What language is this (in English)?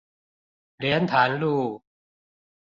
Chinese